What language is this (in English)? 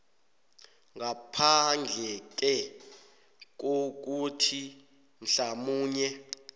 South Ndebele